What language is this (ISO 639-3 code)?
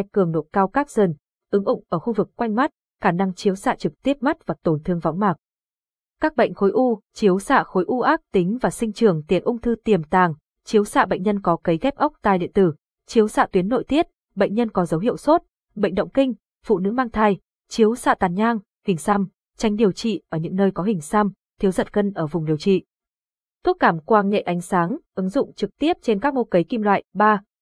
vie